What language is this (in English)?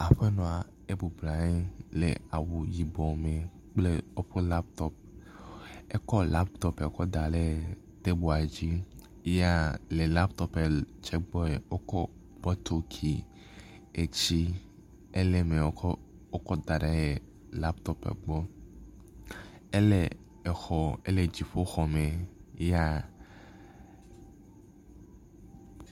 Ewe